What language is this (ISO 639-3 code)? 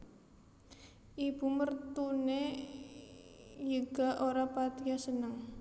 jav